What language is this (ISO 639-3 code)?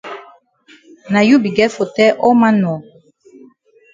wes